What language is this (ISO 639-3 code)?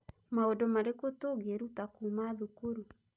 kik